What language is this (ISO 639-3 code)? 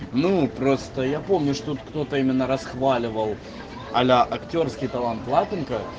rus